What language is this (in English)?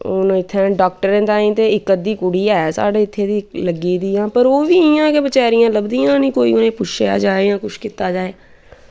Dogri